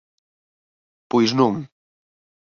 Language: Galician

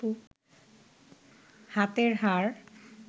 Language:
Bangla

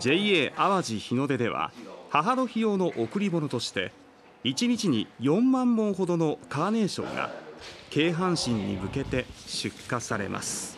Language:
Japanese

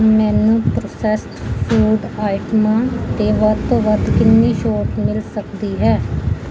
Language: Punjabi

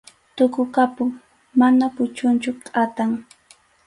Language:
Arequipa-La Unión Quechua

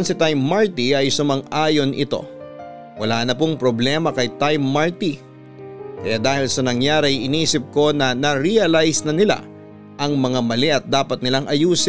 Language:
Filipino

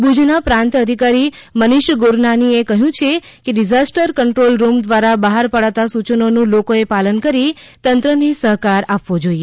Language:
Gujarati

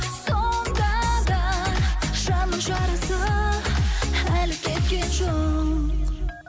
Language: Kazakh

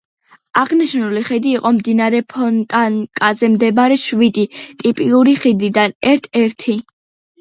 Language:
Georgian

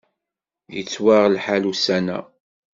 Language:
Kabyle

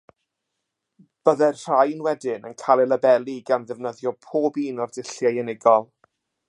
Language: Welsh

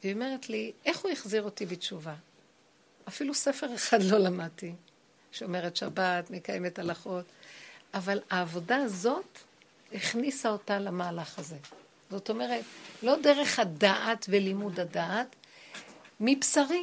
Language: Hebrew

